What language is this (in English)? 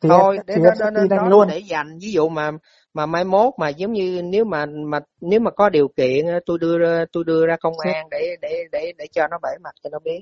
Vietnamese